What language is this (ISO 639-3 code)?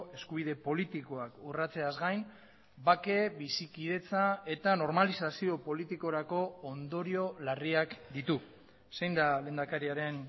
eus